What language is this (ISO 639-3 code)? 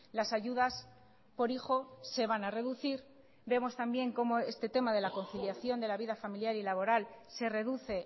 spa